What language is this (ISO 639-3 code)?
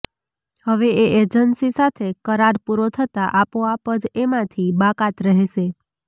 guj